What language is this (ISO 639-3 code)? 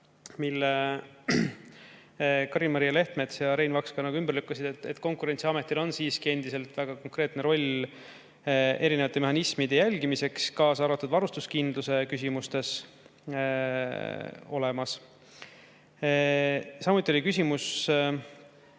est